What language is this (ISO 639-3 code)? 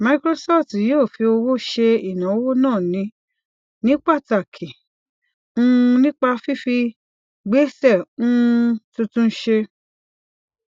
yor